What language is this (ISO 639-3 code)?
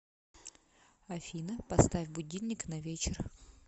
rus